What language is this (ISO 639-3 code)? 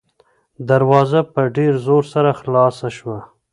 pus